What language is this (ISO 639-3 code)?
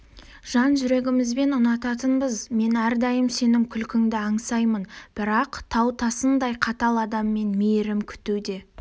kaz